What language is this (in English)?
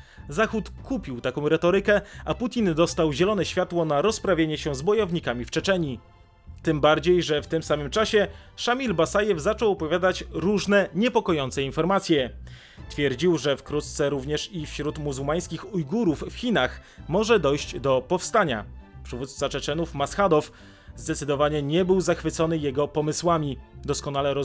Polish